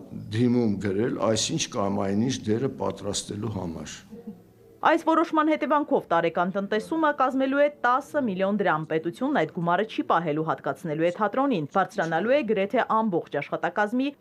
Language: Romanian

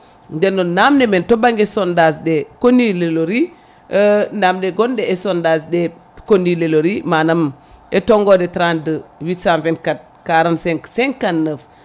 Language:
Fula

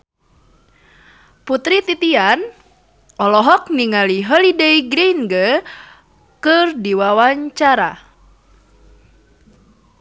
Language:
Sundanese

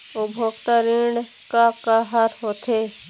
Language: Chhattisgarhi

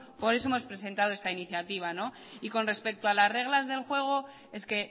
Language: Spanish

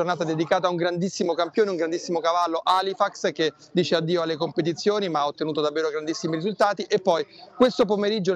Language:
Italian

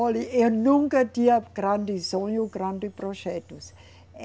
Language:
Portuguese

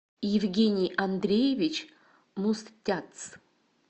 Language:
Russian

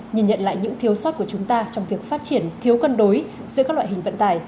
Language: Vietnamese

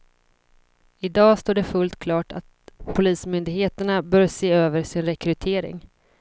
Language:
Swedish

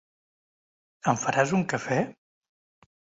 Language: Catalan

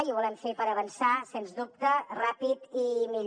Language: Catalan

